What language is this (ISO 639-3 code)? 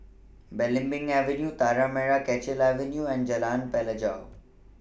eng